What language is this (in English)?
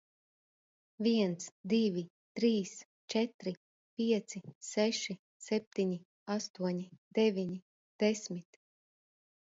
Latvian